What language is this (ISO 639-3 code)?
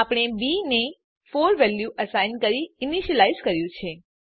guj